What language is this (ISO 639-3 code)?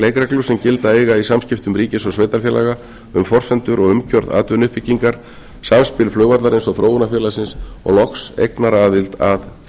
isl